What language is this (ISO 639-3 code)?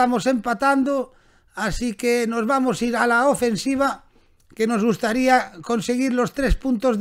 spa